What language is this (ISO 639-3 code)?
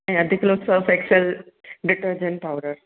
snd